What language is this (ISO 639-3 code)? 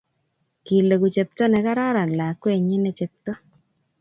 kln